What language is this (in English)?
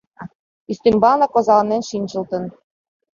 Mari